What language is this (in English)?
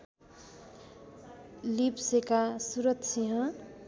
Nepali